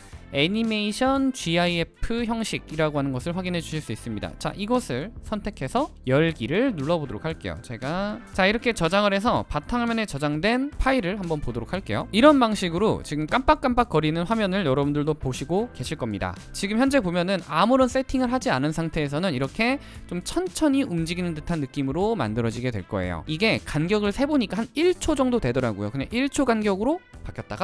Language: Korean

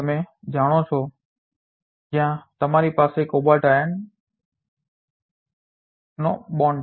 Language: Gujarati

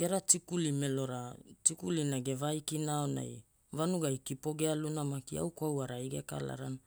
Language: Hula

